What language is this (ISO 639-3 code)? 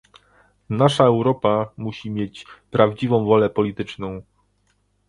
pol